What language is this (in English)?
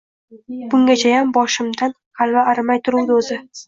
Uzbek